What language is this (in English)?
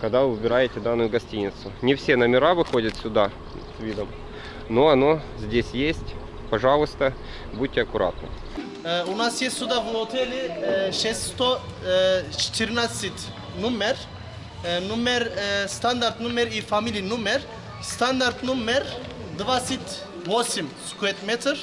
Russian